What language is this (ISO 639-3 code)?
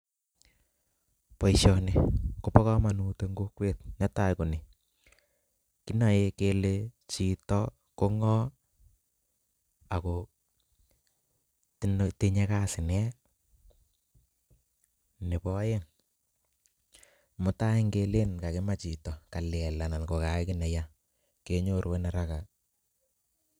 kln